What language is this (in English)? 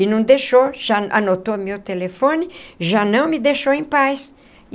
Portuguese